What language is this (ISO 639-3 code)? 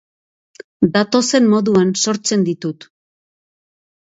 eus